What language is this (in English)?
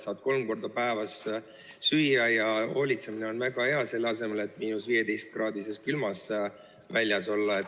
Estonian